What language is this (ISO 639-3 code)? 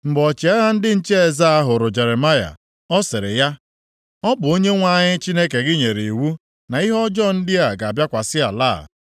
ibo